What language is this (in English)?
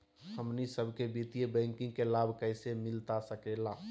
Magahi